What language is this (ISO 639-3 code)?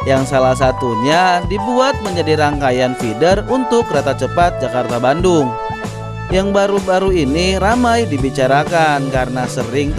ind